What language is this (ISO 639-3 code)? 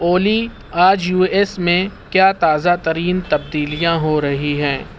urd